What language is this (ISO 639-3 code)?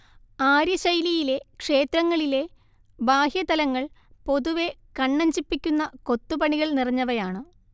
mal